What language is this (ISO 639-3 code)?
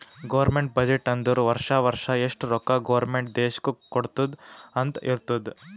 kan